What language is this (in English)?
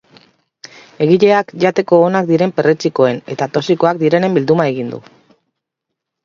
Basque